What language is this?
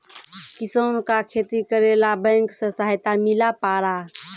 Maithili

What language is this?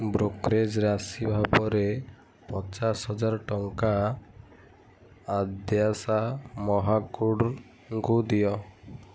Odia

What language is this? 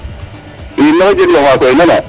Serer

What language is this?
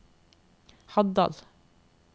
Norwegian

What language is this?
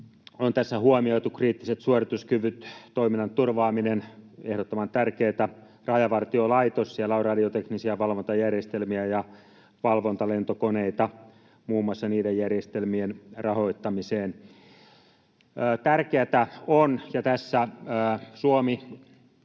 Finnish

